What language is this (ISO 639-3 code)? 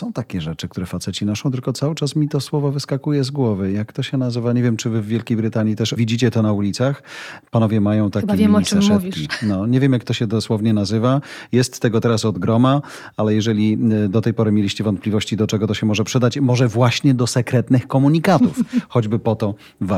pol